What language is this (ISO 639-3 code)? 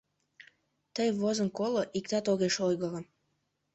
chm